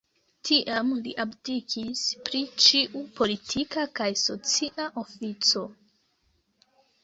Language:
Esperanto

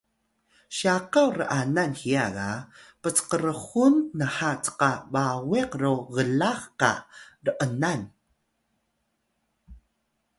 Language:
Atayal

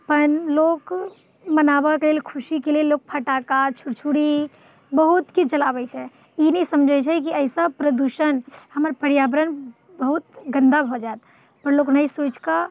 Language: Maithili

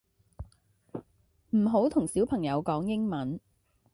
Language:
Cantonese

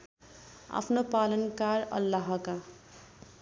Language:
Nepali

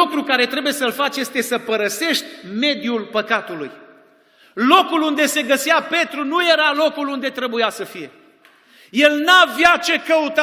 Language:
Romanian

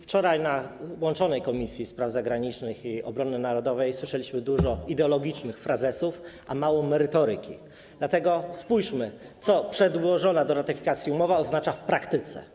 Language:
Polish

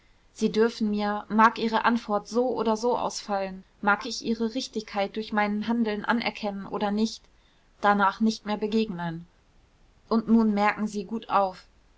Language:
German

